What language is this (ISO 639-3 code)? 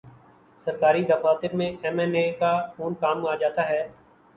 urd